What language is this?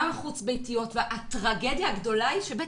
Hebrew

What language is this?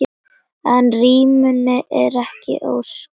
Icelandic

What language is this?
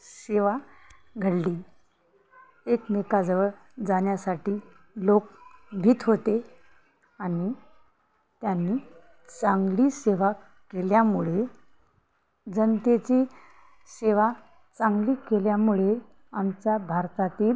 Marathi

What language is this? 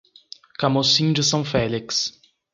Portuguese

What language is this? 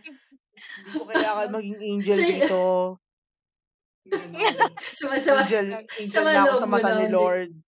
Filipino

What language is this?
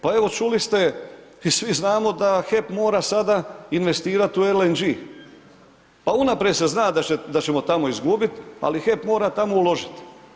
Croatian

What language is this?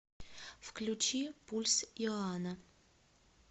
Russian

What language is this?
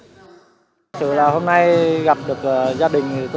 Vietnamese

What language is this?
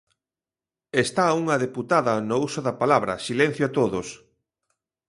Galician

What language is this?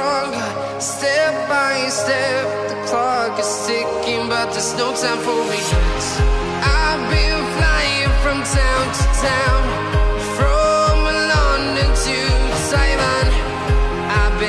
Vietnamese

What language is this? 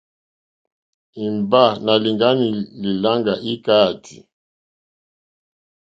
Mokpwe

